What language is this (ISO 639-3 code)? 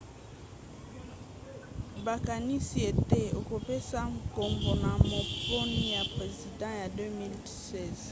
lin